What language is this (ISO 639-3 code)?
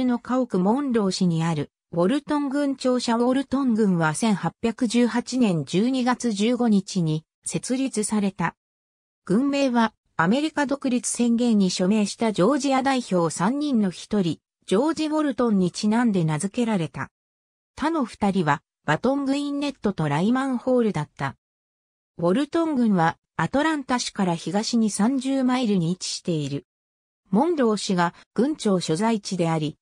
jpn